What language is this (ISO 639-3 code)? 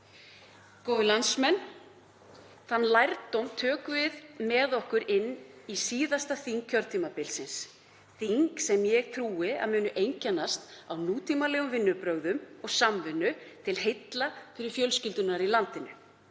isl